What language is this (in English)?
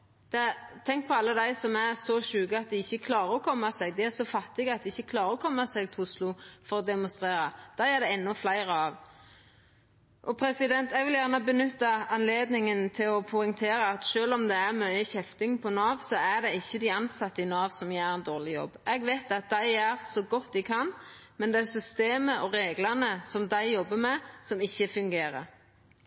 Norwegian Nynorsk